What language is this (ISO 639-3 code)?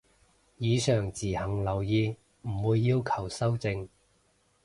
yue